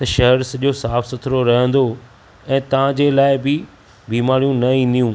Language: Sindhi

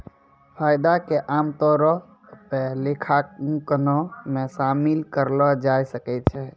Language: Maithili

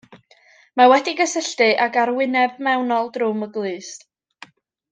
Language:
Welsh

